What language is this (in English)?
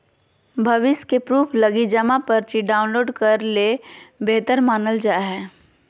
Magahi